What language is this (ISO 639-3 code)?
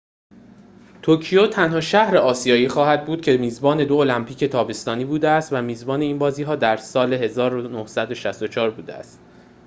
fas